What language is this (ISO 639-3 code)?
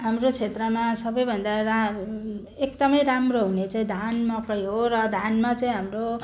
nep